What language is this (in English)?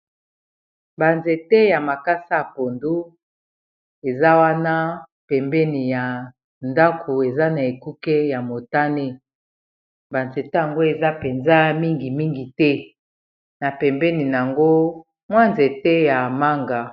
Lingala